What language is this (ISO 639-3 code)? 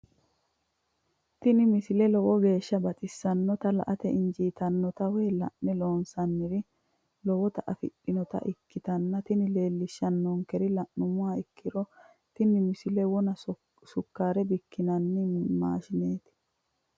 sid